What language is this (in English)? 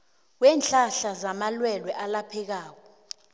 South Ndebele